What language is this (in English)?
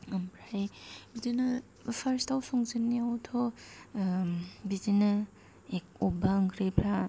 Bodo